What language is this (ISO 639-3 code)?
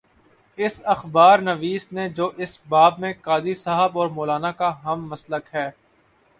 urd